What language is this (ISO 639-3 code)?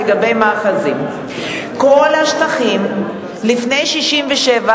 heb